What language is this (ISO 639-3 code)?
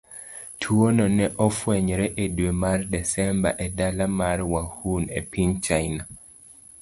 luo